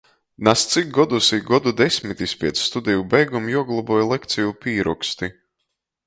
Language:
Latgalian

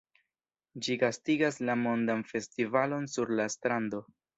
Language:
Esperanto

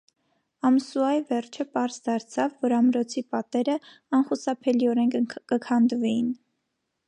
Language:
Armenian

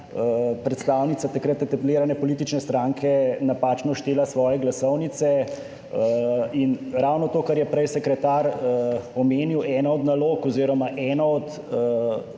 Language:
Slovenian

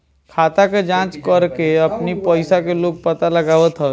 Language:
Bhojpuri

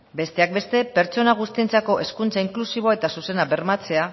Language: Basque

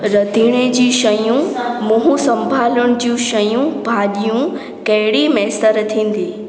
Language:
Sindhi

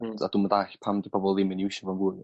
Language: Welsh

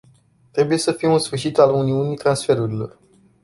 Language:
Romanian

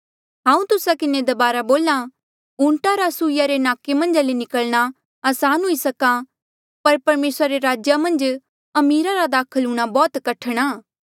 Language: Mandeali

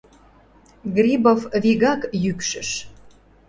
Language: Mari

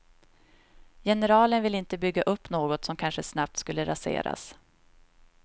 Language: Swedish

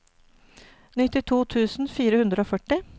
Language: Norwegian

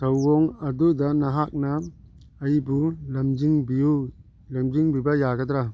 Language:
Manipuri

